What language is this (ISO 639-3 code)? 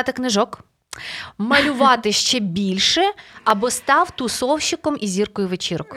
ukr